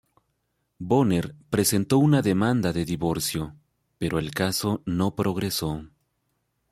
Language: Spanish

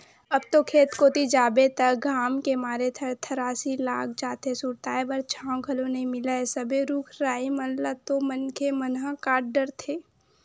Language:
Chhattisgarhi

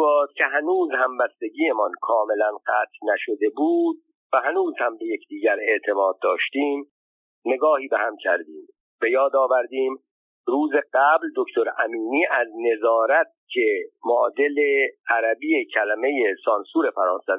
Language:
Persian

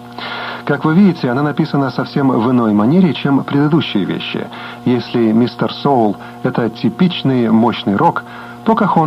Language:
Russian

